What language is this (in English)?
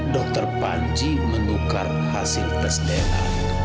Indonesian